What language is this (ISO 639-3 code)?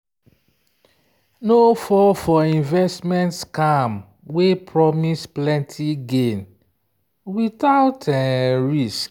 pcm